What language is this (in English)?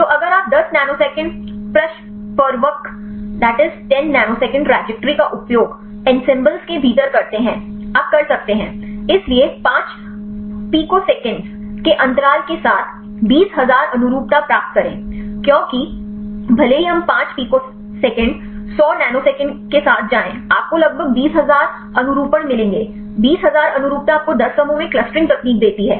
Hindi